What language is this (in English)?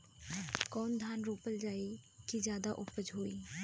Bhojpuri